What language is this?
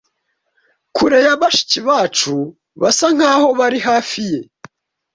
Kinyarwanda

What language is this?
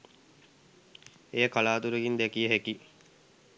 Sinhala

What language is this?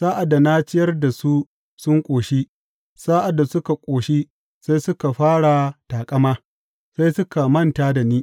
Hausa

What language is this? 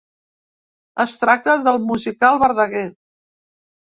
Catalan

